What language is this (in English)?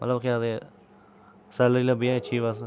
Dogri